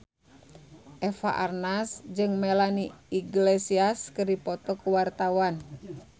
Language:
Sundanese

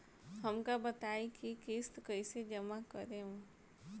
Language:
Bhojpuri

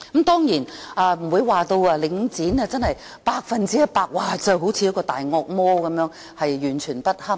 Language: Cantonese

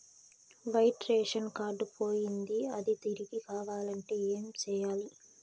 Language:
Telugu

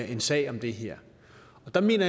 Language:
Danish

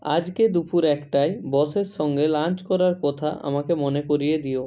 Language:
Bangla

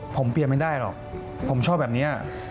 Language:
Thai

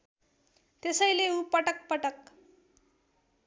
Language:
Nepali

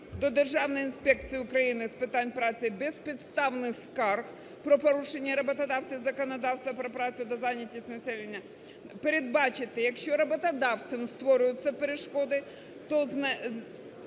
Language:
Ukrainian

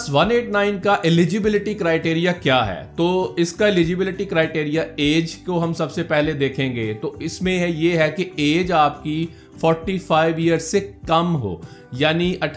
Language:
Urdu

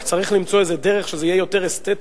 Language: Hebrew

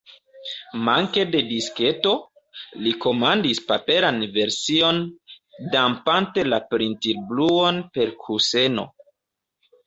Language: Esperanto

